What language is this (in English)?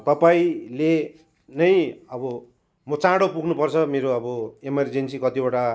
Nepali